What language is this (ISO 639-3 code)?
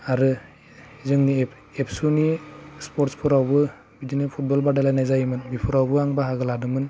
brx